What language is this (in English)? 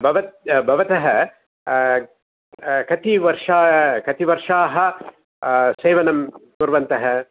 Sanskrit